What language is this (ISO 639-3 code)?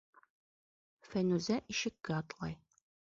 bak